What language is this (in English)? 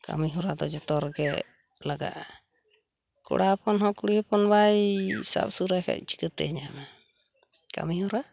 Santali